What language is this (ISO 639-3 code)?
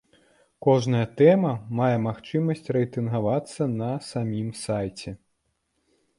bel